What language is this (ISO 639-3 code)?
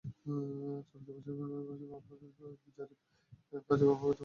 ben